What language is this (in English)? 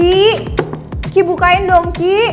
Indonesian